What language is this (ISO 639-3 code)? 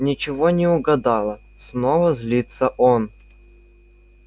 rus